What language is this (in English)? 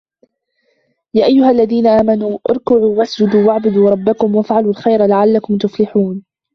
Arabic